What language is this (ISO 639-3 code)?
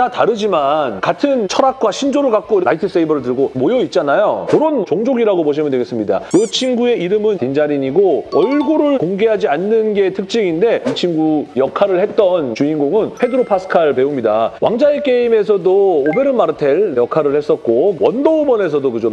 kor